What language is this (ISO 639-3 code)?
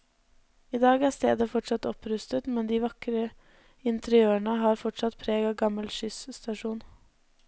nor